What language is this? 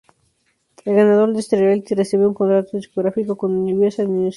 Spanish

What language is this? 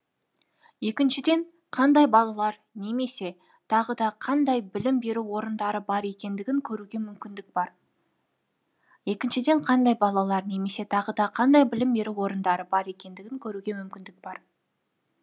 Kazakh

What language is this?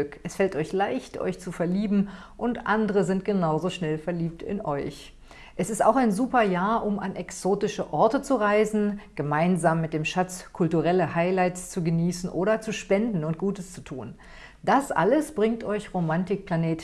German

